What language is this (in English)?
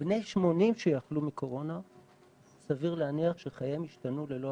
Hebrew